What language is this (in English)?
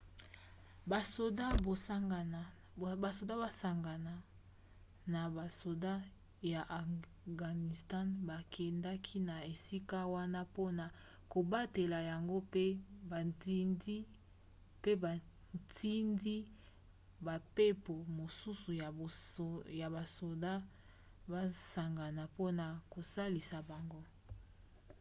Lingala